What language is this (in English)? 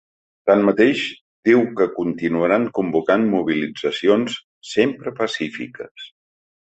Catalan